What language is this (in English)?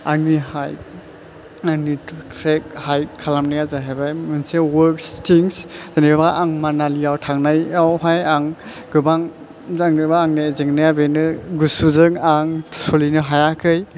Bodo